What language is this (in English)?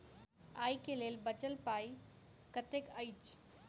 Maithili